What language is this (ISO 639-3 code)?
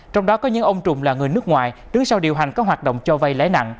vie